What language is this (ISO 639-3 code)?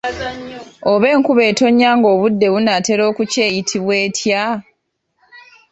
lug